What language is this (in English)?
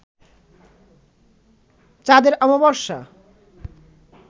Bangla